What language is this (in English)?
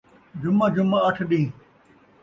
Saraiki